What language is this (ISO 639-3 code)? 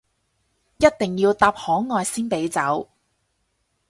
yue